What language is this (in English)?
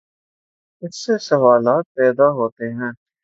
Urdu